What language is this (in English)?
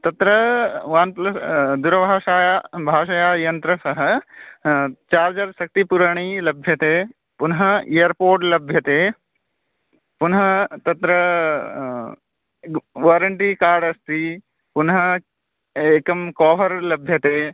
Sanskrit